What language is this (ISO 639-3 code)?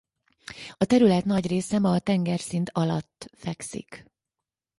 hun